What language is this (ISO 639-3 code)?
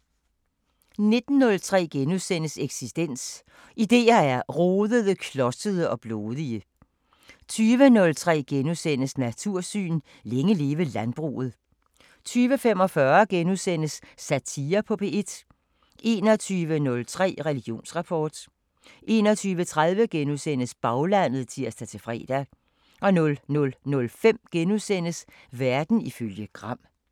dan